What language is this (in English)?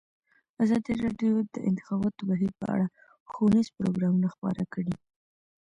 Pashto